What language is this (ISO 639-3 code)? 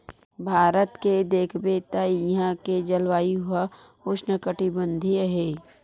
hne